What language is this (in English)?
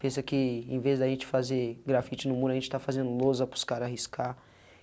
Portuguese